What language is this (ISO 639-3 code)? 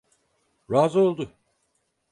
tur